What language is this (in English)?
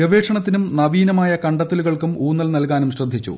Malayalam